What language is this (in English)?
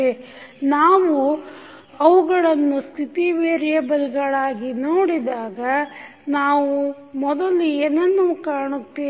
Kannada